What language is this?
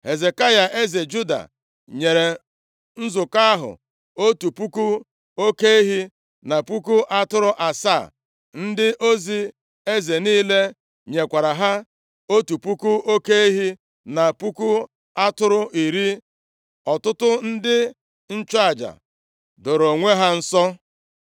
Igbo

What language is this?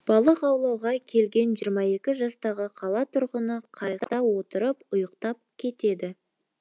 Kazakh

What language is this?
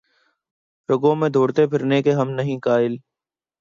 Urdu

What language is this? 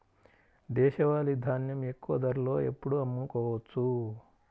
Telugu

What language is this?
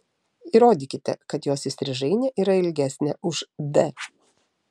Lithuanian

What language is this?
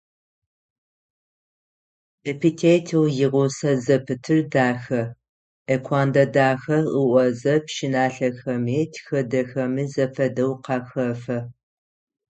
Adyghe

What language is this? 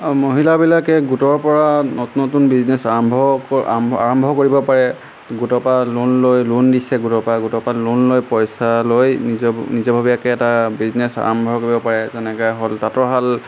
Assamese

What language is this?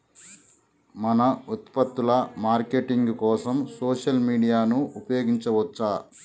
Telugu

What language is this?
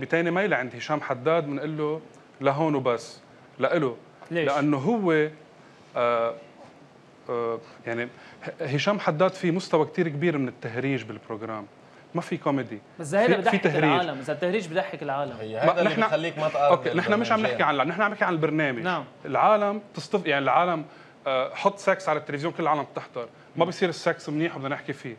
Arabic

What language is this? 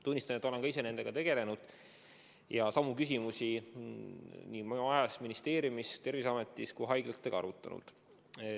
Estonian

